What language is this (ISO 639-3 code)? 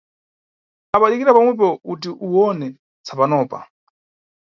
nyu